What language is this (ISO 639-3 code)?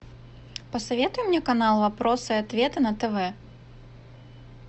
rus